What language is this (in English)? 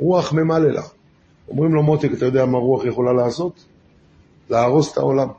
Hebrew